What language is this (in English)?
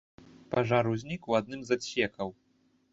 Belarusian